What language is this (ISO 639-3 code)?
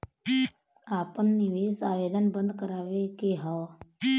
bho